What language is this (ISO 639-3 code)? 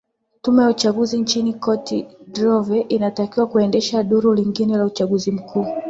swa